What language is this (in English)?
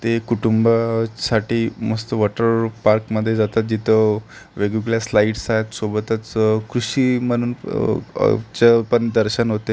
Marathi